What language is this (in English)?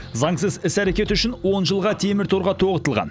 Kazakh